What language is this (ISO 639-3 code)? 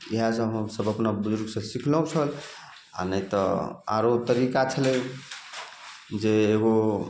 mai